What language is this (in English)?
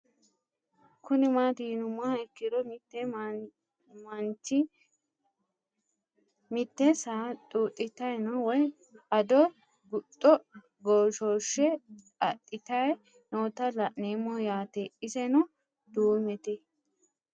Sidamo